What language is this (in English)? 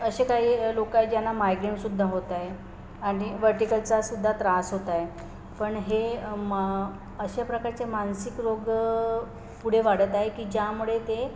Marathi